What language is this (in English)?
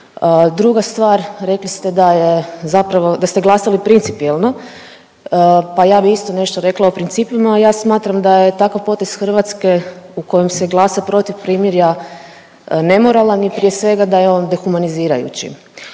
Croatian